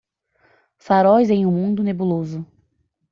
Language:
Portuguese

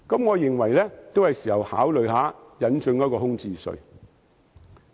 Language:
Cantonese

